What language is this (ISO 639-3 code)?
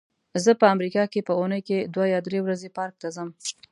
pus